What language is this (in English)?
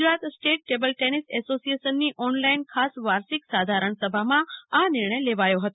Gujarati